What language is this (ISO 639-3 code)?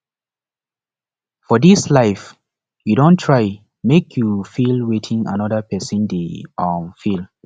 pcm